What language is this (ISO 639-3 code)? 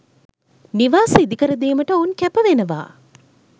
sin